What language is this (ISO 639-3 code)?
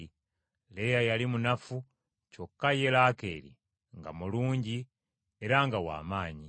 lug